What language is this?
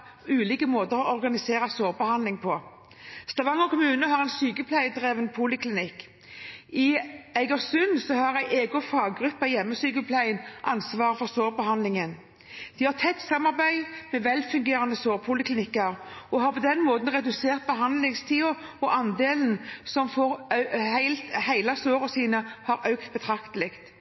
Norwegian Bokmål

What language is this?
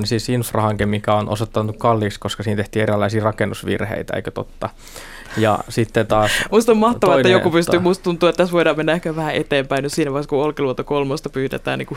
Finnish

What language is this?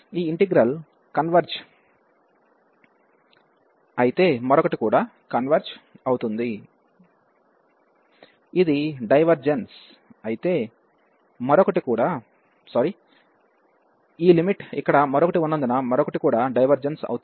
Telugu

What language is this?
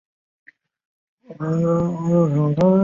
Chinese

